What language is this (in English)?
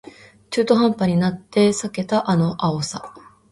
Japanese